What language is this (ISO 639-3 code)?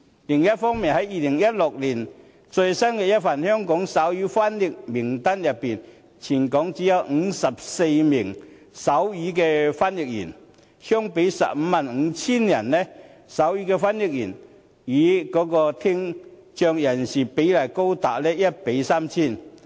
yue